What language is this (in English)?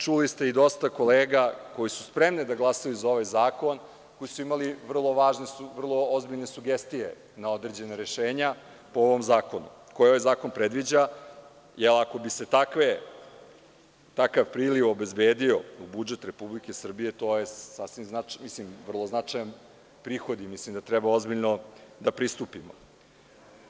Serbian